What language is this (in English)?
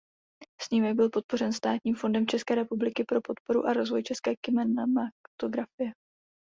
Czech